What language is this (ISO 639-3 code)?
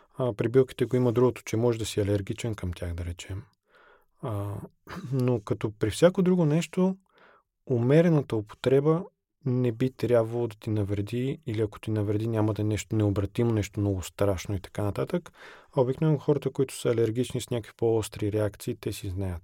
bul